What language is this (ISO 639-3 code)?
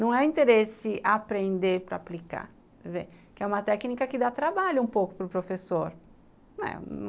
por